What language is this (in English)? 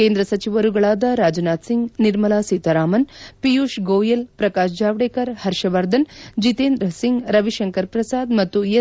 Kannada